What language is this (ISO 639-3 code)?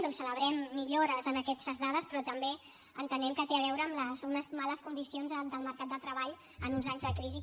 cat